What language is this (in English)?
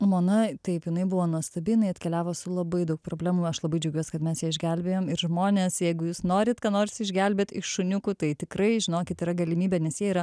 Lithuanian